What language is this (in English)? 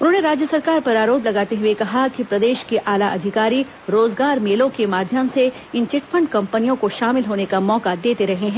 Hindi